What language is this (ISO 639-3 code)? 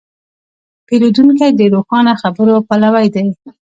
pus